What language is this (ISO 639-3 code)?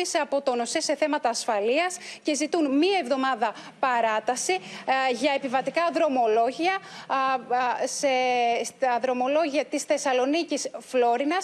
ell